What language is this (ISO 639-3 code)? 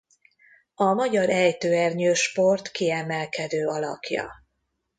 hun